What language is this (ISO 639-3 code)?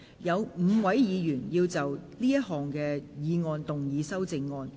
yue